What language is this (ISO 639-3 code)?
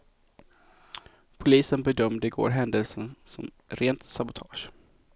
swe